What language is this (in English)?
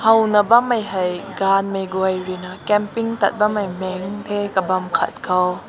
Rongmei Naga